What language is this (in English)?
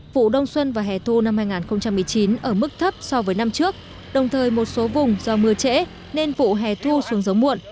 Vietnamese